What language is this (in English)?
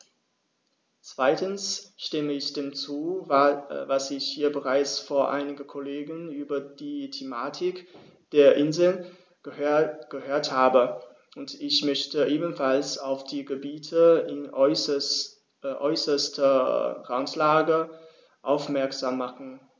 German